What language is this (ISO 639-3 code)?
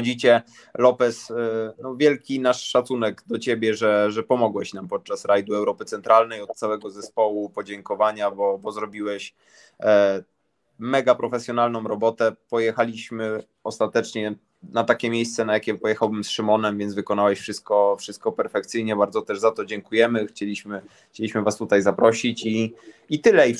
pol